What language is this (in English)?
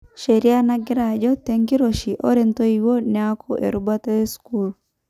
Masai